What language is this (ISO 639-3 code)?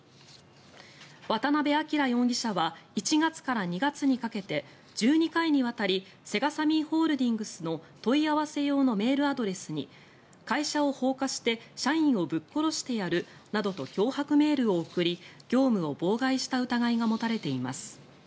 jpn